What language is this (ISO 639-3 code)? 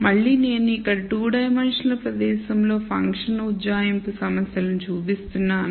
tel